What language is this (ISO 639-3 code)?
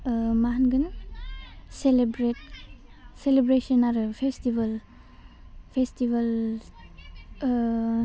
brx